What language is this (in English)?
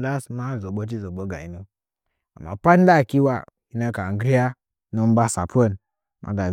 Nzanyi